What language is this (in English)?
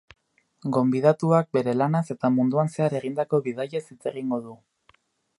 Basque